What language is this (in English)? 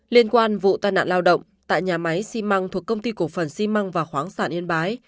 Vietnamese